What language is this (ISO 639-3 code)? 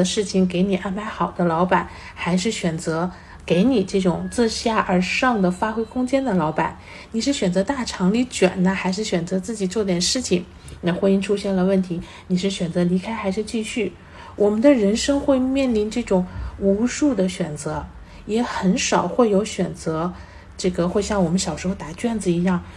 zho